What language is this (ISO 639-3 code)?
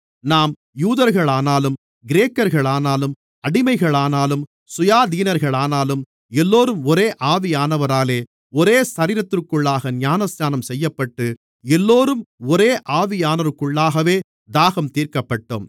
tam